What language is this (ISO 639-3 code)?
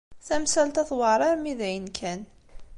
kab